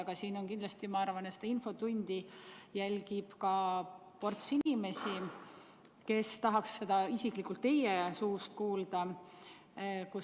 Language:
Estonian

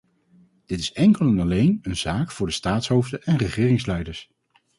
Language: Dutch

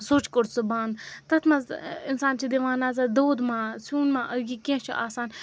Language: Kashmiri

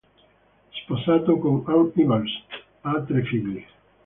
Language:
Italian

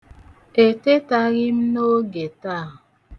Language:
Igbo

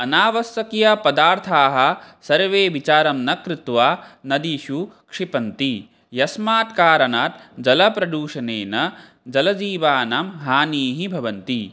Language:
Sanskrit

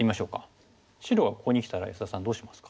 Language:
Japanese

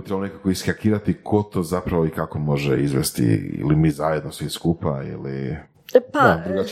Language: Croatian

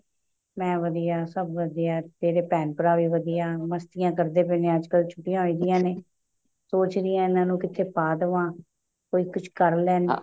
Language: Punjabi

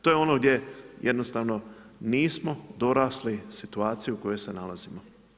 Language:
Croatian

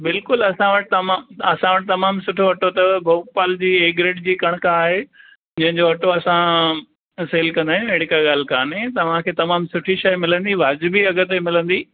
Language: Sindhi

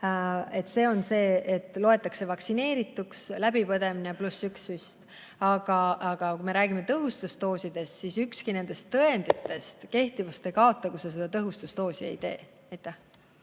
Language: Estonian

